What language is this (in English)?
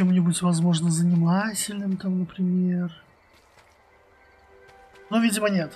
Russian